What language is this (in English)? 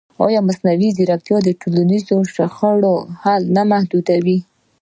Pashto